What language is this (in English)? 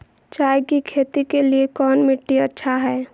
Magahi